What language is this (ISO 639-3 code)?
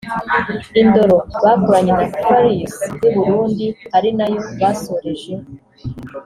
kin